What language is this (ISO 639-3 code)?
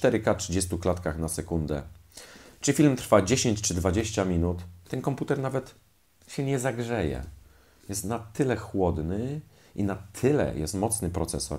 pol